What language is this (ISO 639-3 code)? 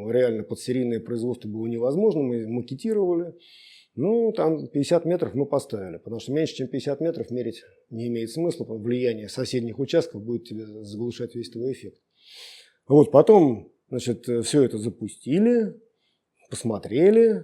rus